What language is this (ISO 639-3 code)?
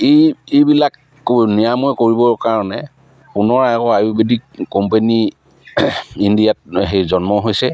asm